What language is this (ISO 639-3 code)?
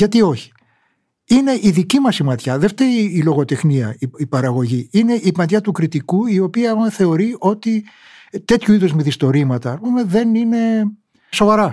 ell